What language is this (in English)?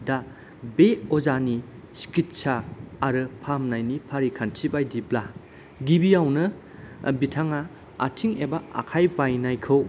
Bodo